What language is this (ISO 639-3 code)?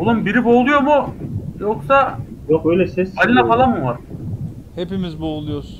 tur